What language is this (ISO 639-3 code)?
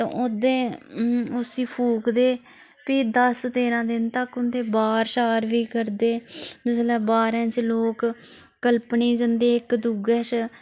doi